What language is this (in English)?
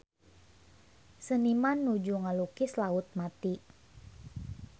Sundanese